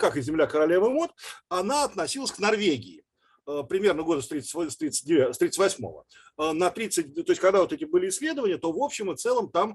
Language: Russian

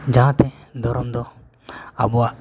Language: Santali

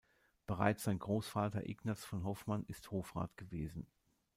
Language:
German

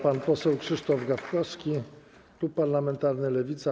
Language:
Polish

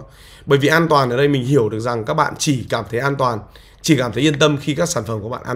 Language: Vietnamese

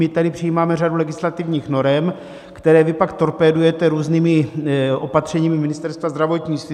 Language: Czech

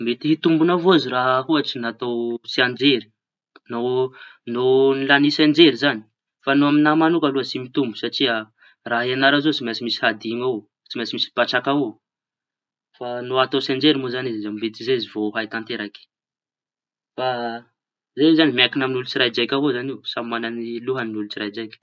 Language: Tanosy Malagasy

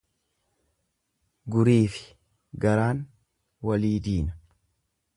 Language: Oromo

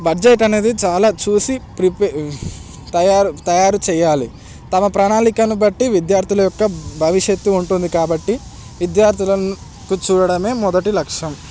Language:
Telugu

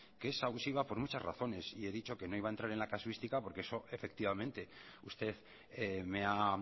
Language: Spanish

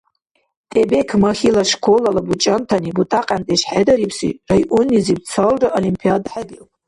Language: Dargwa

